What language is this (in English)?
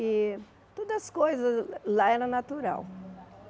Portuguese